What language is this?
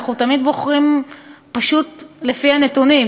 Hebrew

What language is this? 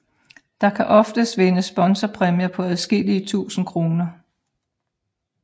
Danish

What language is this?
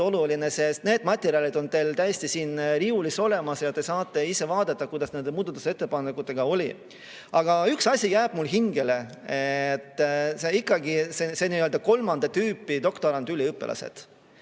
Estonian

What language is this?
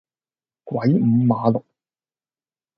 Cantonese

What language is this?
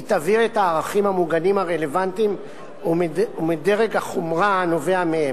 Hebrew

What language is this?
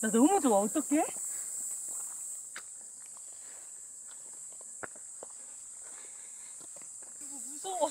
Korean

